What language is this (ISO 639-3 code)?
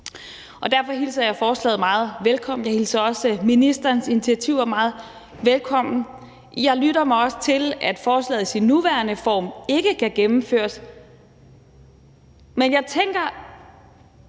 dan